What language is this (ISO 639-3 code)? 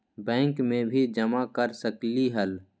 mag